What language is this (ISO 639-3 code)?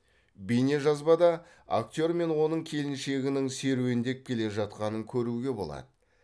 kaz